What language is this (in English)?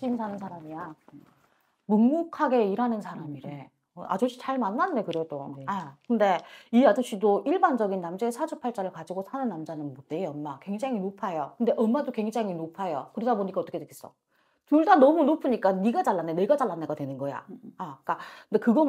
Korean